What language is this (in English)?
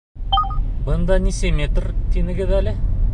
Bashkir